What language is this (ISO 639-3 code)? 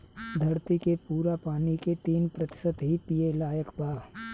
bho